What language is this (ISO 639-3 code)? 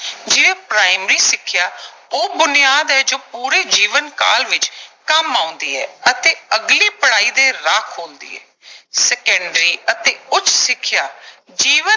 pan